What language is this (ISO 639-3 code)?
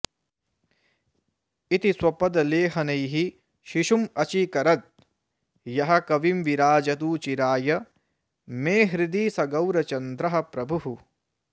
san